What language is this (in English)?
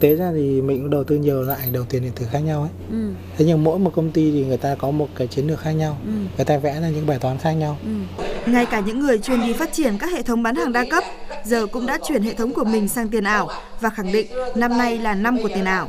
Vietnamese